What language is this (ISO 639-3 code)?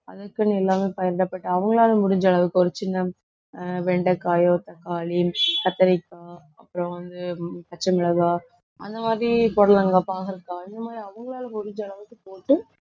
tam